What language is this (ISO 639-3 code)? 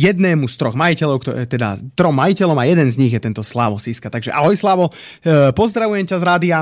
slk